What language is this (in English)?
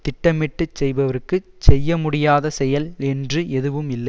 Tamil